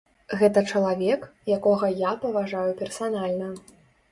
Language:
Belarusian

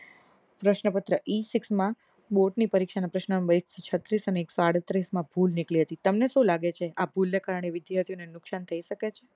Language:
Gujarati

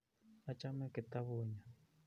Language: Kalenjin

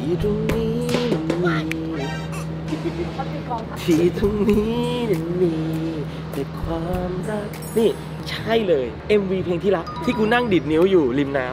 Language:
Thai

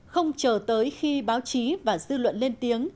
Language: Vietnamese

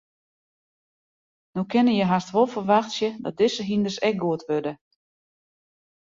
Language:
Western Frisian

